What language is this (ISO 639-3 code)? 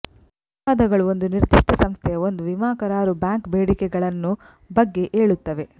kan